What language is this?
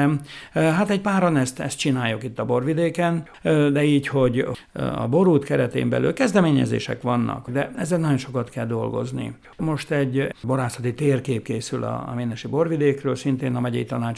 Hungarian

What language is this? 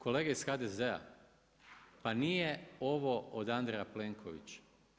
Croatian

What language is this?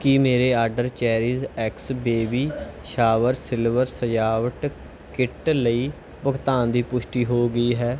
Punjabi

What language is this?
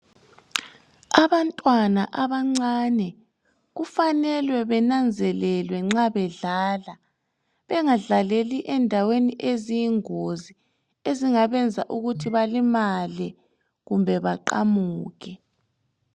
North Ndebele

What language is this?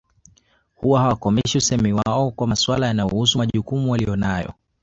Swahili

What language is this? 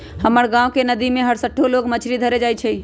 Magahi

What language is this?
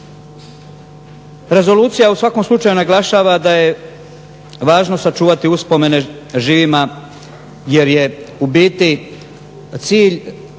Croatian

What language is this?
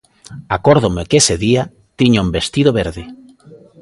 Galician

